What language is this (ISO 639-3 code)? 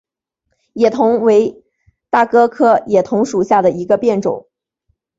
zho